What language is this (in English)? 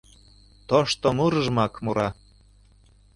Mari